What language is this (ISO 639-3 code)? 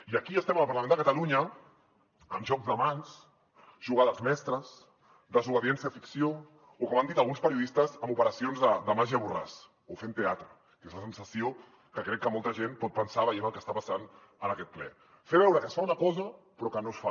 cat